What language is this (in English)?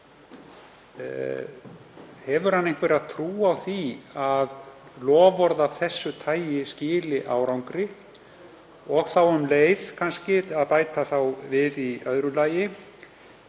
Icelandic